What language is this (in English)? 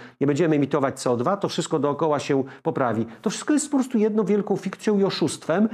Polish